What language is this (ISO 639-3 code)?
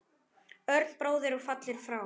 isl